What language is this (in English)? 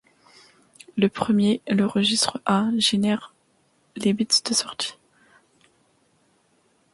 French